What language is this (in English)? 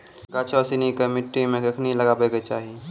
Maithili